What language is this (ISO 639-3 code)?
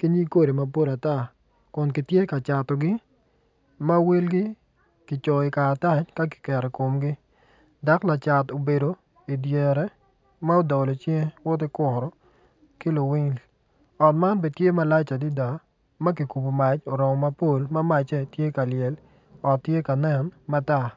ach